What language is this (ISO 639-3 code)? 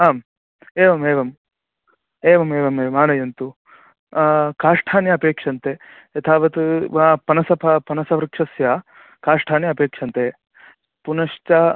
san